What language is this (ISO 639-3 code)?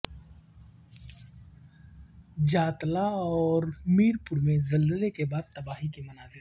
urd